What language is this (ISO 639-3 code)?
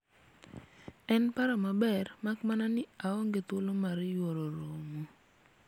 luo